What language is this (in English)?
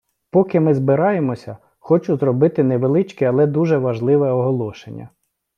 Ukrainian